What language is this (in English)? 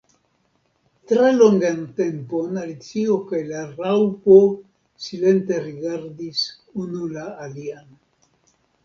Esperanto